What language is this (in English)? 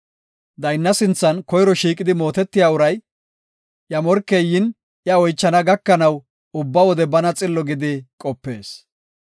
Gofa